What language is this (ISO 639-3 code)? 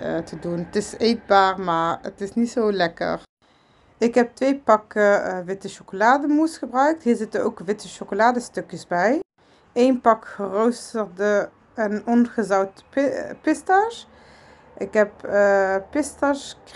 nld